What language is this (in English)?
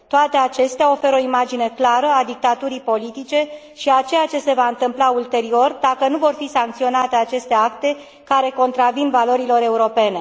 Romanian